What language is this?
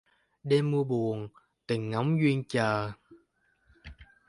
Vietnamese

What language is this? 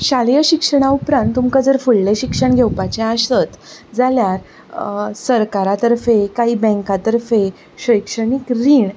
Konkani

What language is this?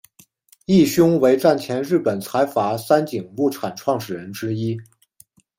Chinese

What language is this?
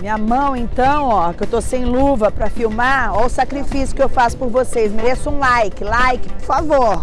Portuguese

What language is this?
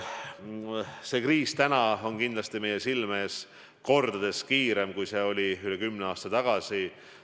Estonian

